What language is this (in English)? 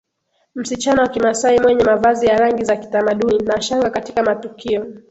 Swahili